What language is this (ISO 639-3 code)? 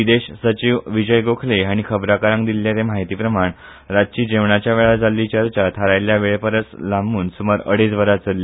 kok